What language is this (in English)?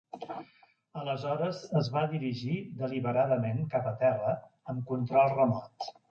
Catalan